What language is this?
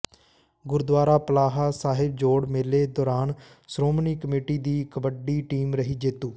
Punjabi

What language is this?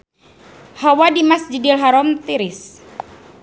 Sundanese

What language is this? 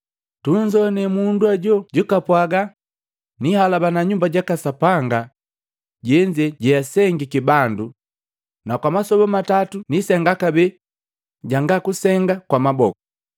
Matengo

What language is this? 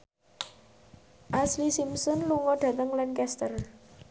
Javanese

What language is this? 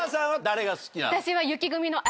Japanese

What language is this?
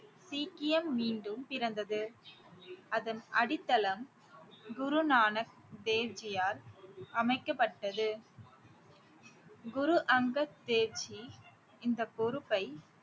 Tamil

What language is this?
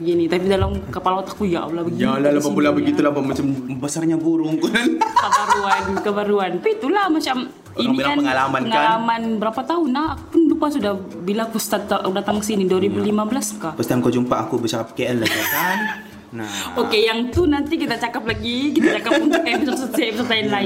Malay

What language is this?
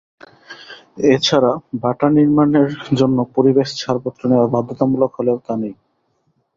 Bangla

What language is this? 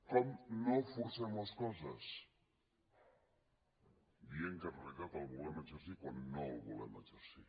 Catalan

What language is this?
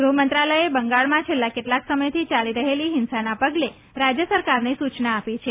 Gujarati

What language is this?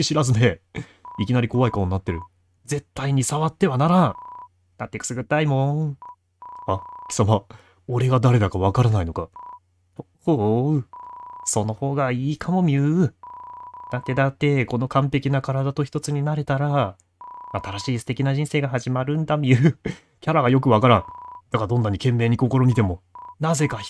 Japanese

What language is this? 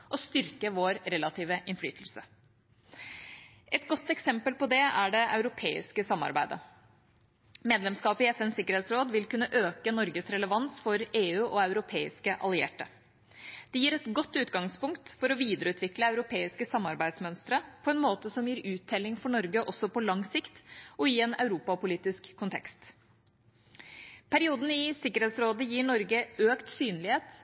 Norwegian Bokmål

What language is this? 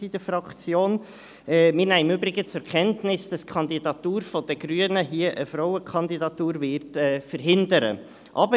Swiss German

